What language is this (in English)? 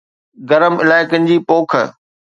Sindhi